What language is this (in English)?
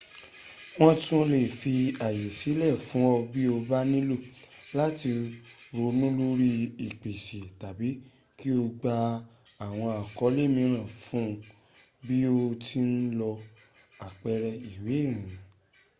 Yoruba